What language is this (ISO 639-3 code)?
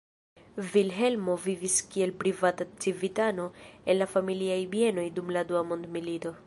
epo